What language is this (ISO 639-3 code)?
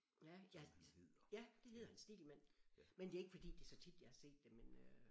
dan